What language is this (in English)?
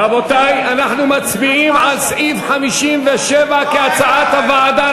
Hebrew